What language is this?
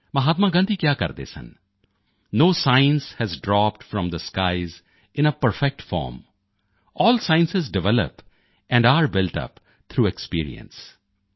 Punjabi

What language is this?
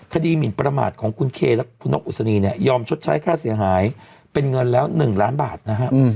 Thai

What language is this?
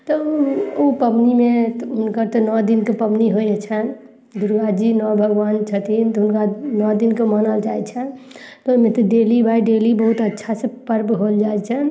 Maithili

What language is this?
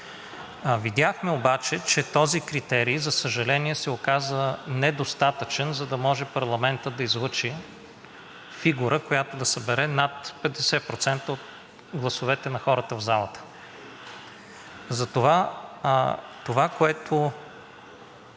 Bulgarian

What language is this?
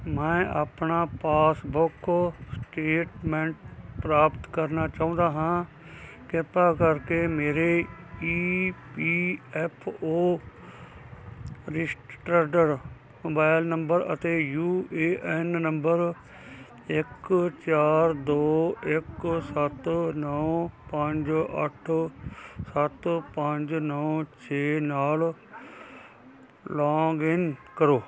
Punjabi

